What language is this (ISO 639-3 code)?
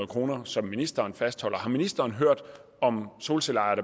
dan